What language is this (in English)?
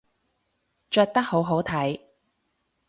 Cantonese